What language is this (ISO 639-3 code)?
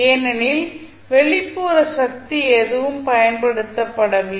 tam